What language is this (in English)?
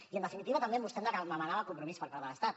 Catalan